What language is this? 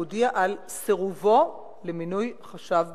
Hebrew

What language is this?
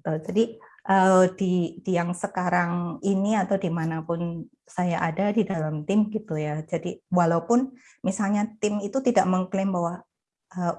Indonesian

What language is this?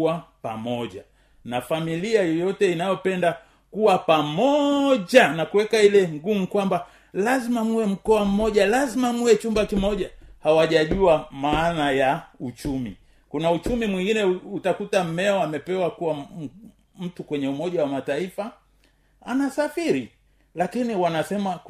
Swahili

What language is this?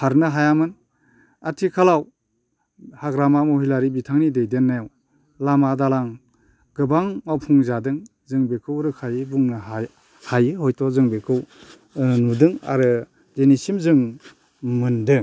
Bodo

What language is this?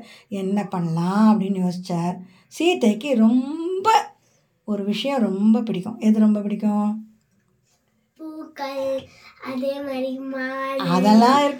Tamil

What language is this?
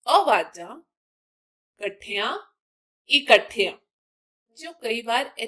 Hindi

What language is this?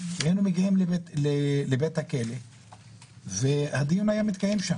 Hebrew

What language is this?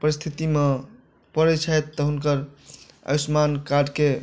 Maithili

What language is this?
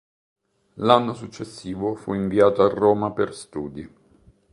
Italian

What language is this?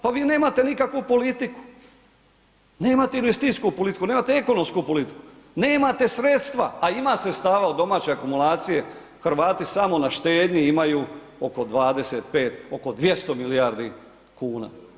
Croatian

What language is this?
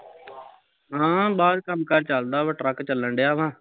Punjabi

